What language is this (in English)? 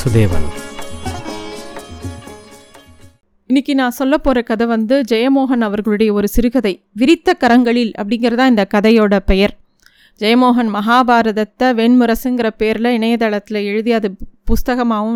Tamil